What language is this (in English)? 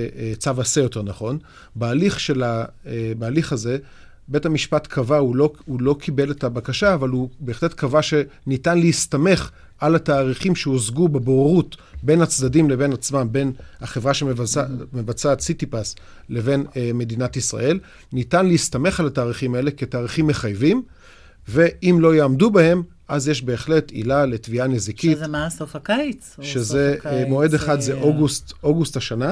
Hebrew